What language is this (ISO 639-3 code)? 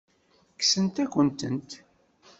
kab